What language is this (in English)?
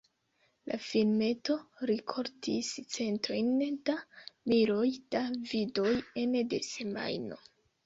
Esperanto